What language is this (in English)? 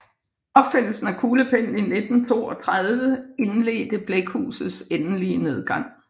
Danish